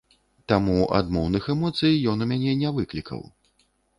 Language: Belarusian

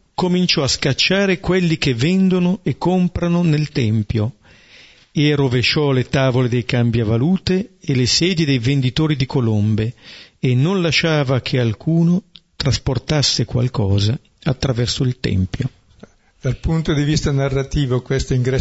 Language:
Italian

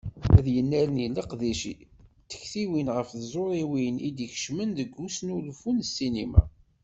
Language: Kabyle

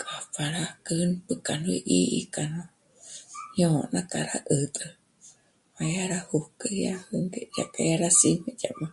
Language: Michoacán Mazahua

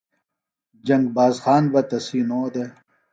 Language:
Phalura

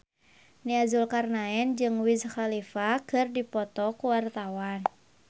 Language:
Sundanese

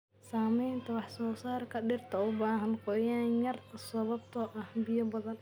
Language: Somali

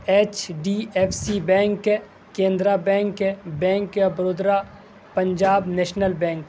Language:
Urdu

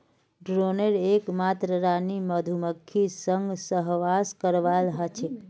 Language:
Magahi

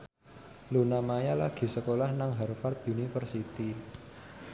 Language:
Javanese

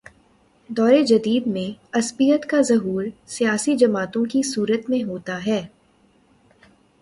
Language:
Urdu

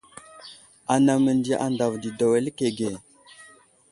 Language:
Wuzlam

